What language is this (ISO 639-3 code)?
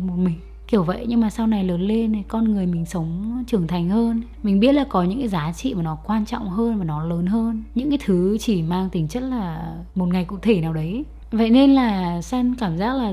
vie